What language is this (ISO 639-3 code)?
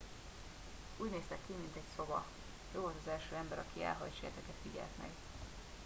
hun